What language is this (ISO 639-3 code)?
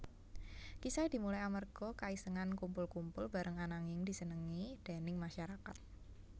jav